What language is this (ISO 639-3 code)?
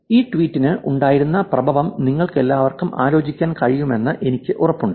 mal